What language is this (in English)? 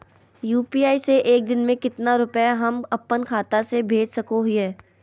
Magahi